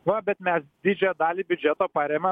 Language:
Lithuanian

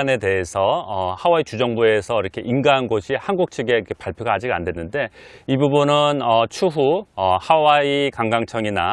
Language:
Korean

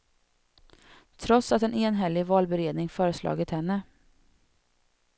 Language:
Swedish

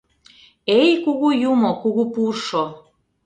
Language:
Mari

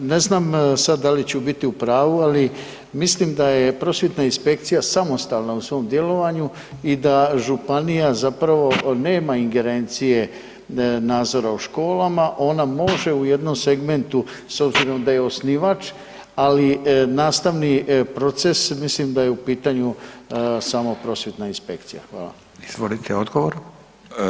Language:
Croatian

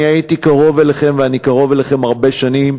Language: Hebrew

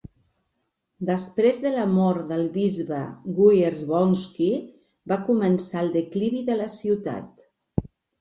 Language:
Catalan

